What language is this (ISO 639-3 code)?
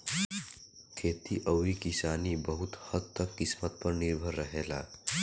bho